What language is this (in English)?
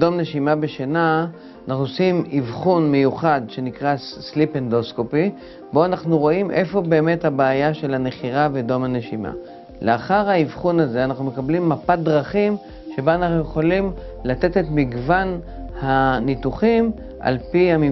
Hebrew